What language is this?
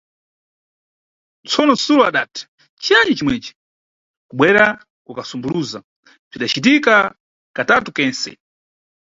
Nyungwe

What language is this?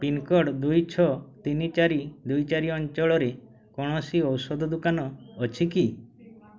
Odia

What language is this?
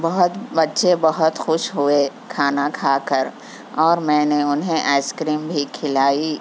Urdu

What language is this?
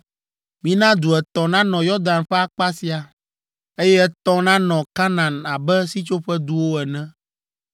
Ewe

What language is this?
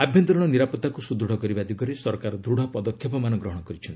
Odia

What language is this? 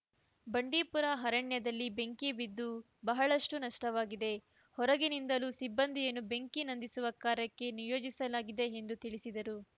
Kannada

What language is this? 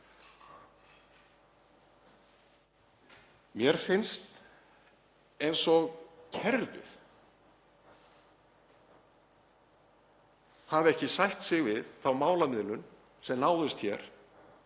Icelandic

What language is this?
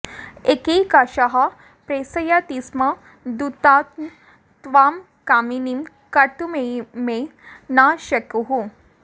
Sanskrit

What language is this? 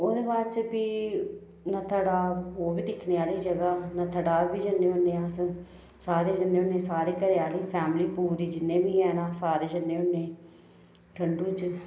Dogri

